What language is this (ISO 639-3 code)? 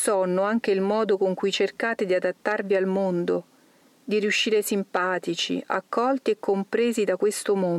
ita